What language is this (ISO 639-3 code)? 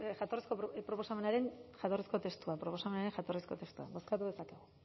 eus